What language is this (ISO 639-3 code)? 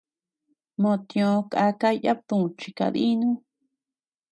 cux